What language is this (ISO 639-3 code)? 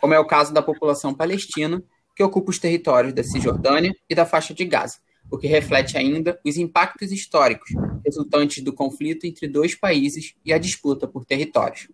por